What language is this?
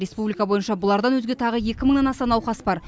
Kazakh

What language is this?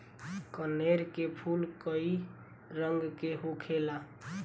Bhojpuri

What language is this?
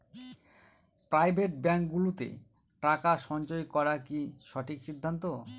Bangla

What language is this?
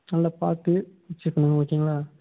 Tamil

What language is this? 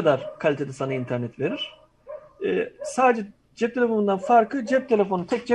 Turkish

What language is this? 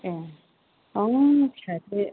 Bodo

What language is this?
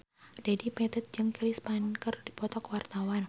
Sundanese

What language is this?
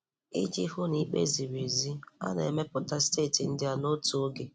Igbo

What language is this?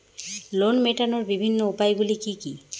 Bangla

